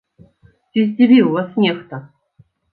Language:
Belarusian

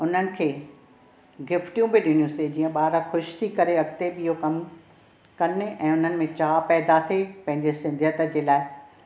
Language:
Sindhi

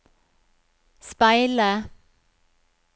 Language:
Norwegian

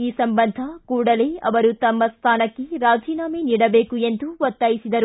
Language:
Kannada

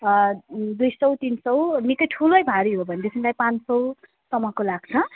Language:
Nepali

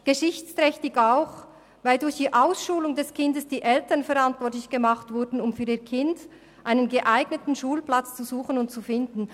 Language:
Swiss German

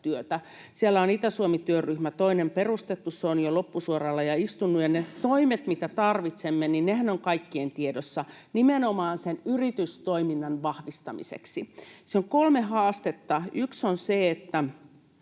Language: Finnish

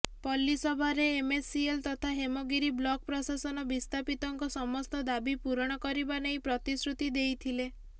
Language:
Odia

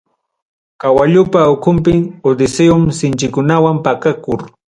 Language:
Ayacucho Quechua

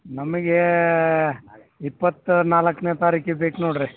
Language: Kannada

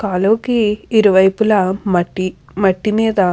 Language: Telugu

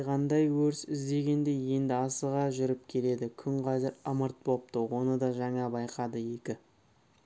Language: Kazakh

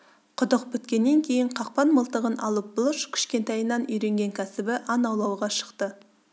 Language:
Kazakh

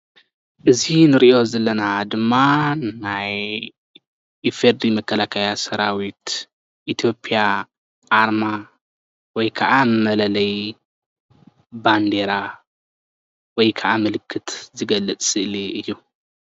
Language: Tigrinya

